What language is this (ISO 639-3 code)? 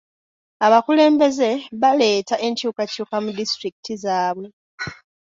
lug